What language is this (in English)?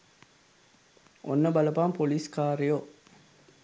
Sinhala